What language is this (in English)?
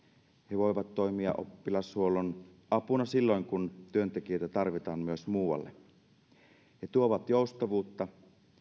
Finnish